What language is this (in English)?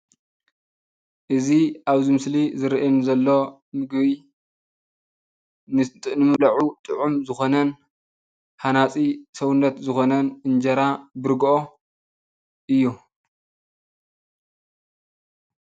Tigrinya